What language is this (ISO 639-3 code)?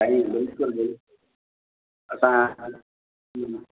snd